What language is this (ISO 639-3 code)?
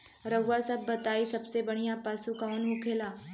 bho